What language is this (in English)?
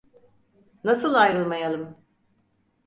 Turkish